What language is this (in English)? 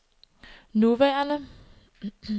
Danish